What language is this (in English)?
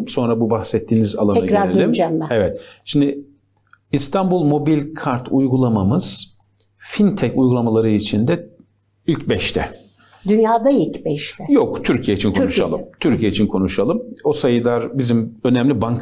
Turkish